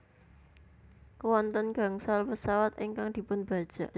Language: Javanese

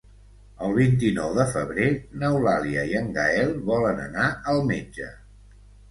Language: Catalan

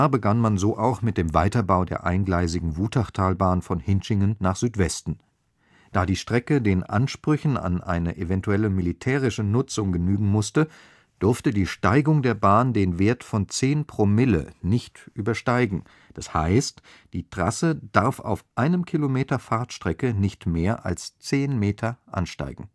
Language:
German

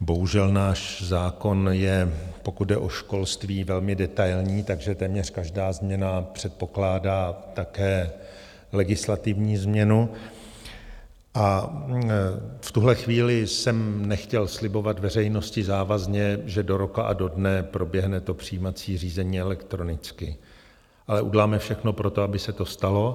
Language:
Czech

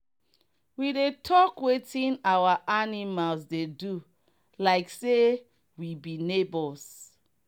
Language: Nigerian Pidgin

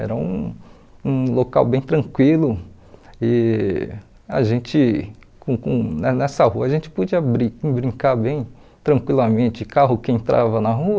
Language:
Portuguese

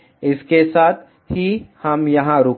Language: Hindi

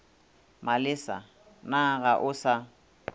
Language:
Northern Sotho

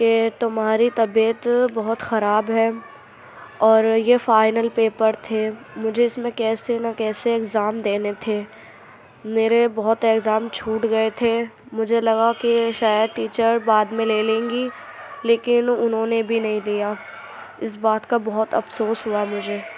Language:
Urdu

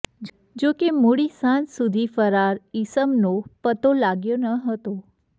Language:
Gujarati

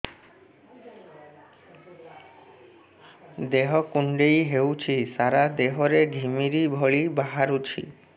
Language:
Odia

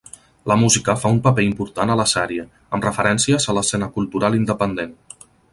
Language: Catalan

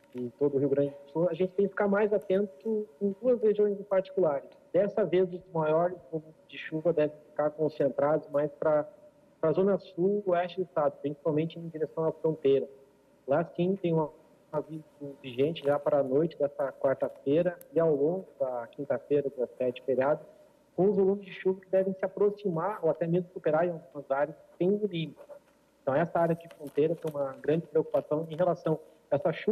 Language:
Portuguese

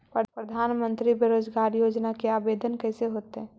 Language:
Magahi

